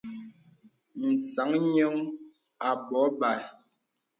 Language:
Bebele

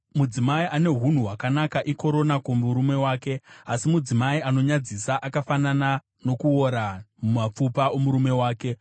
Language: Shona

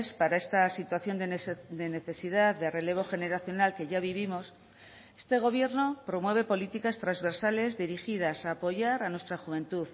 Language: Spanish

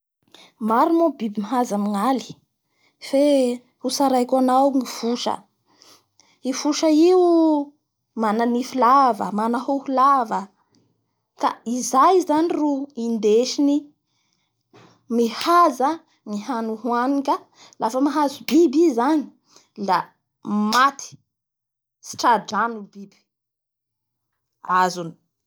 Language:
Bara Malagasy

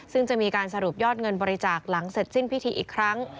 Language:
Thai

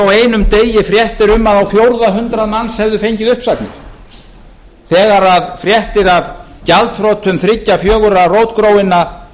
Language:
Icelandic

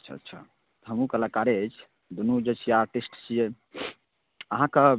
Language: Maithili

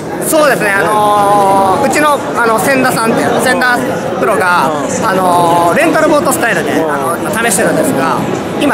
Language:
Japanese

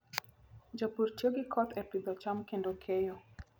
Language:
Luo (Kenya and Tanzania)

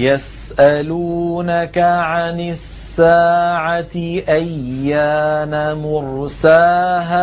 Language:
Arabic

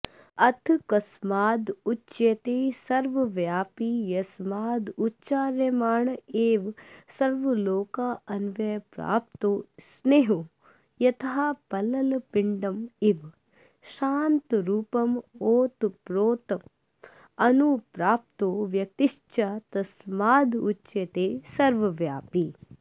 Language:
Sanskrit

